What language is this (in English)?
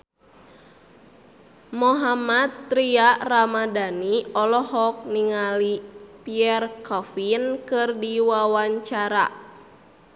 Sundanese